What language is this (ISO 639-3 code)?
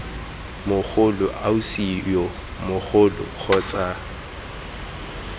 tsn